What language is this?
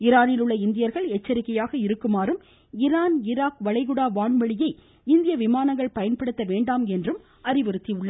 Tamil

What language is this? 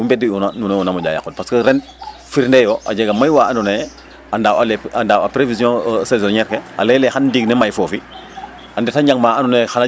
Serer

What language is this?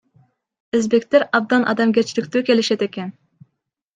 Kyrgyz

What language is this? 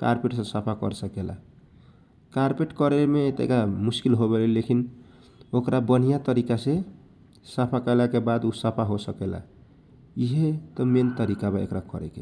Kochila Tharu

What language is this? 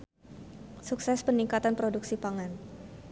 Sundanese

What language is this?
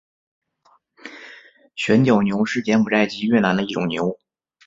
Chinese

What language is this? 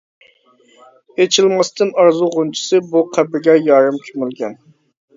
Uyghur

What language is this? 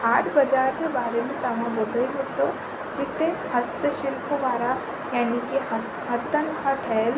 Sindhi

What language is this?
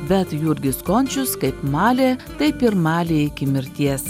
Lithuanian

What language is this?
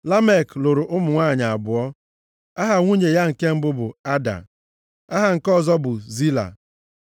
Igbo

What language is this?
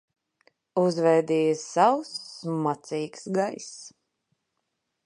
Latvian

